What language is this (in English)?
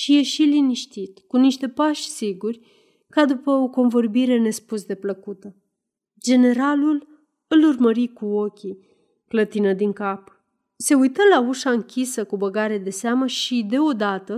Romanian